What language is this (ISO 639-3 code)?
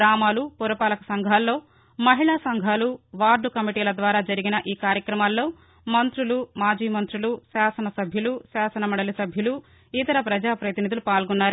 tel